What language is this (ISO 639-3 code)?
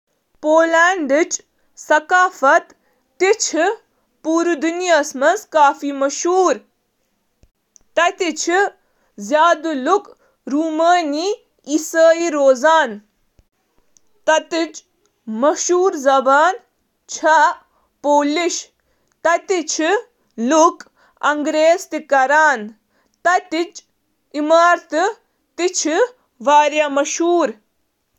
kas